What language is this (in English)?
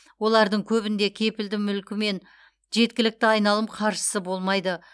Kazakh